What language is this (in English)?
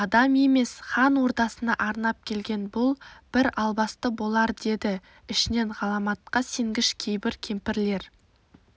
Kazakh